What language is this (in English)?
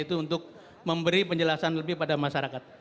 Indonesian